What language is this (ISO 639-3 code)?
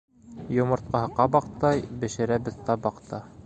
bak